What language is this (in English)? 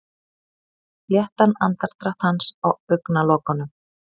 Icelandic